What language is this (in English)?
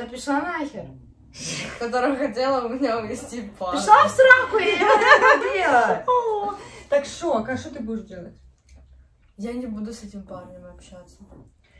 Russian